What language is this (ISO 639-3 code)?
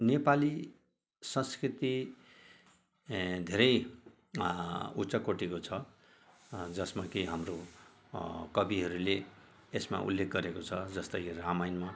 nep